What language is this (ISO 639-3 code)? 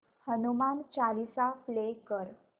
mar